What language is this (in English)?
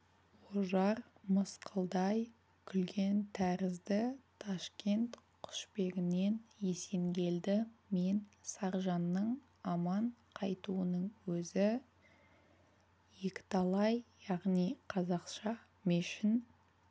Kazakh